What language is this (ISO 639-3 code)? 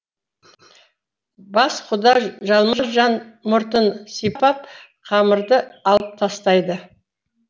kaz